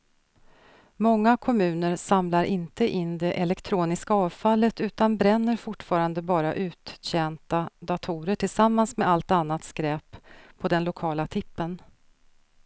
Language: Swedish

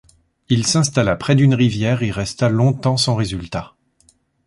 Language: French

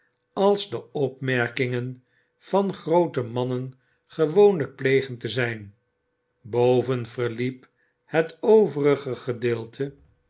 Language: Dutch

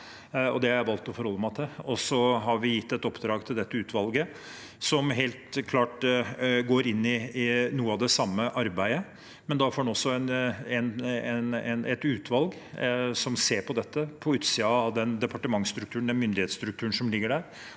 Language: Norwegian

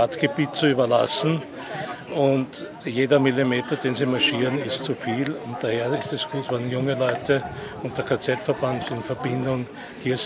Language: German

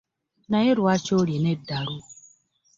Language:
Ganda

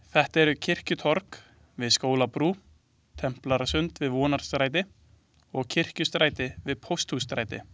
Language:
Icelandic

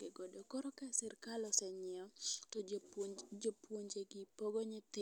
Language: Luo (Kenya and Tanzania)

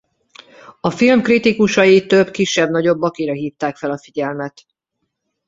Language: Hungarian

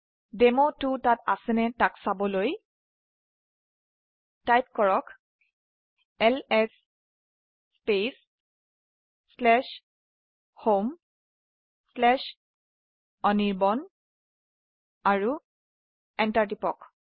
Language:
Assamese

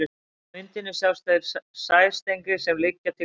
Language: Icelandic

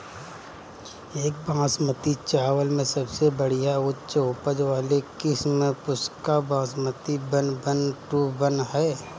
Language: Bhojpuri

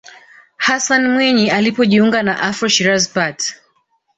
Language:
Swahili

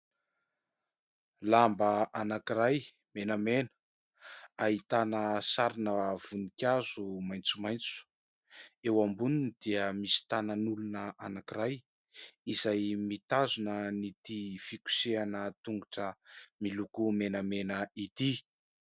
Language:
Malagasy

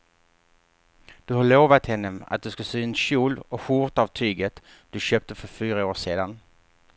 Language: Swedish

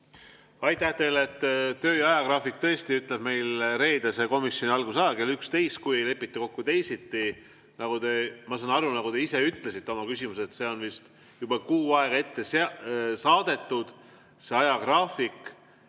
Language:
Estonian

